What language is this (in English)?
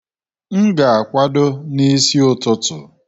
Igbo